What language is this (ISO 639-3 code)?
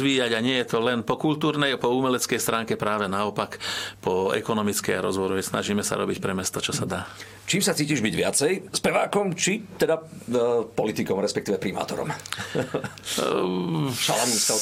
slk